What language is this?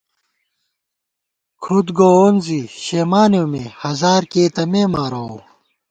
Gawar-Bati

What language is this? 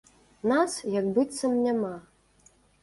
Belarusian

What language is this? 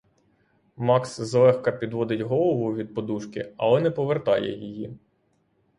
Ukrainian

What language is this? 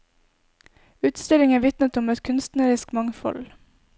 Norwegian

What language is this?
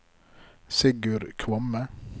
Norwegian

